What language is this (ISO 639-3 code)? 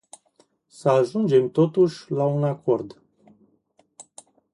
ron